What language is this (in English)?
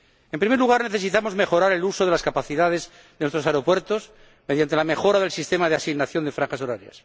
Spanish